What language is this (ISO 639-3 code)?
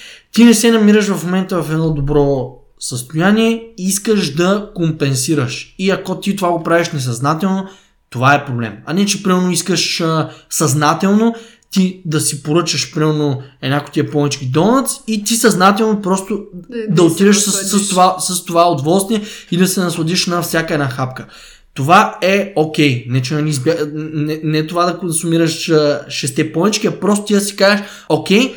bul